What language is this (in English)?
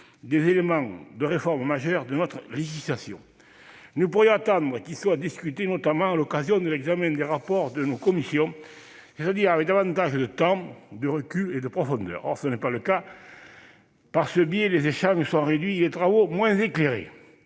French